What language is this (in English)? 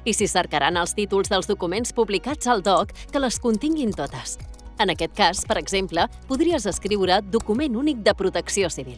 Catalan